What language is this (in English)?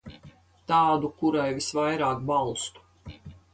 Latvian